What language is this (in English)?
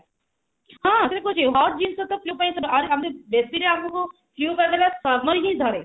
Odia